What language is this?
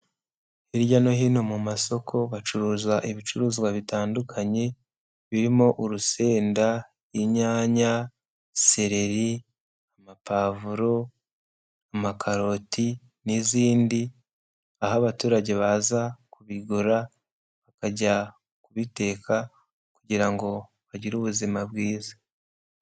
Kinyarwanda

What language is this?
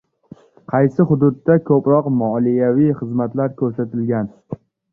Uzbek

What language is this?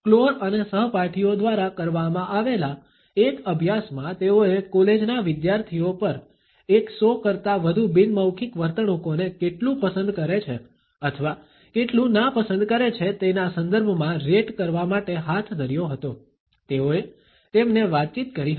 Gujarati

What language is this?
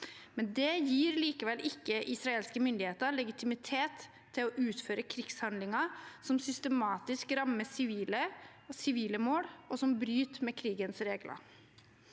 Norwegian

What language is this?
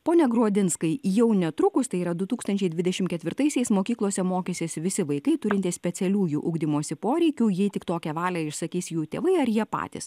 Lithuanian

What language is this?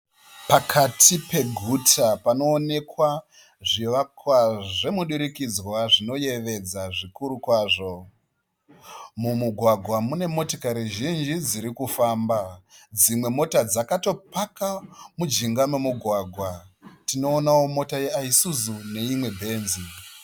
Shona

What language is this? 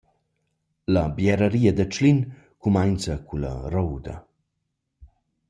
Romansh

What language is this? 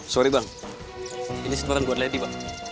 Indonesian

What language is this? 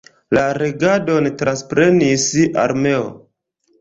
Esperanto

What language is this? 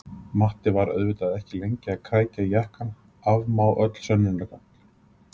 Icelandic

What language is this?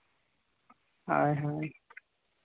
Santali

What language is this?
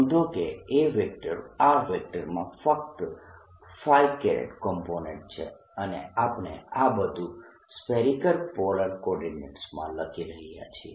Gujarati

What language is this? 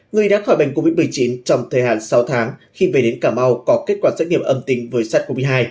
Vietnamese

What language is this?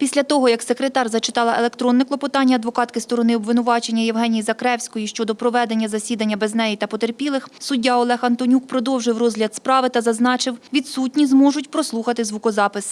Ukrainian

